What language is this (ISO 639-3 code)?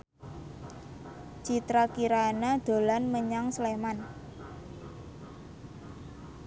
jav